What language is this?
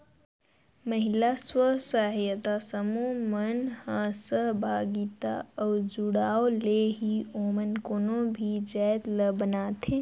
Chhattisgarhi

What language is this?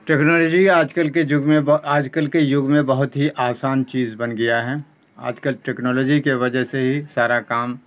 Urdu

